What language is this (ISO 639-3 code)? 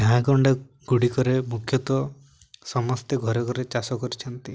ori